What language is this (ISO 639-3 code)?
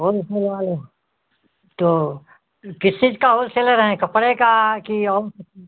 hin